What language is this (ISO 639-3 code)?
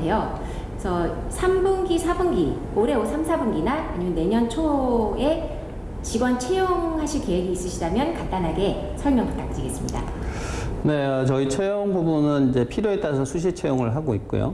kor